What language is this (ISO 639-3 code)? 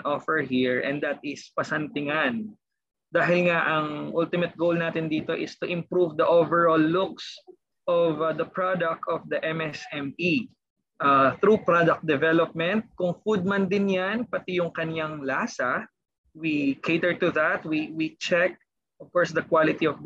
fil